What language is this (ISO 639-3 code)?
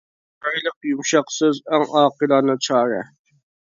uig